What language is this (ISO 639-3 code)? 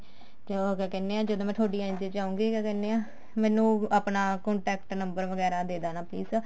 pan